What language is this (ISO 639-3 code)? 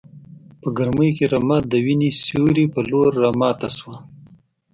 pus